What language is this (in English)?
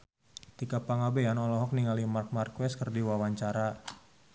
Sundanese